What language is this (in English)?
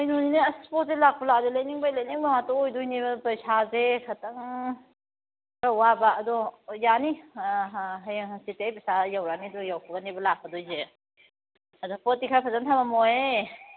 Manipuri